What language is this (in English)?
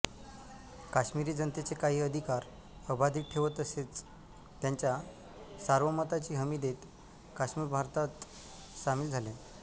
Marathi